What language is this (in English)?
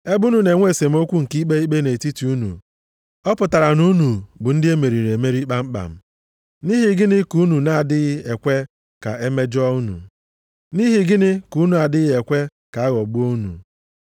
Igbo